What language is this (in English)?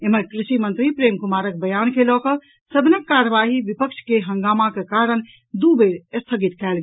Maithili